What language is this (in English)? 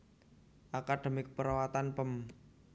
Javanese